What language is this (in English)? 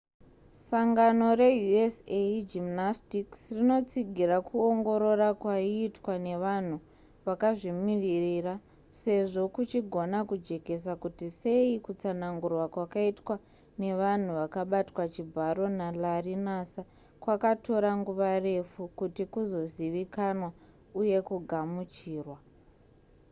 Shona